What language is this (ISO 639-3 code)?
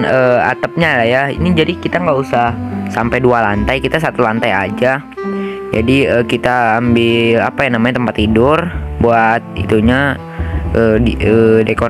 ind